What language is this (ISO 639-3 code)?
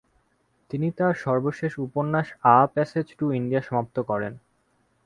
ben